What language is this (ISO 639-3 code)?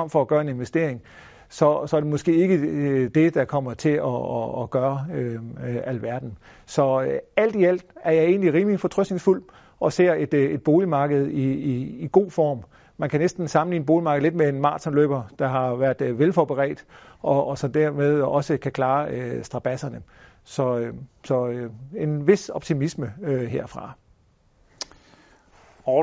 dan